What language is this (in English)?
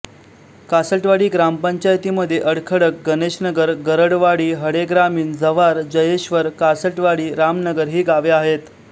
Marathi